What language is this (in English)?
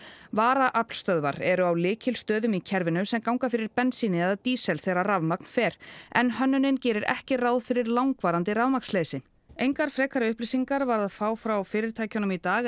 Icelandic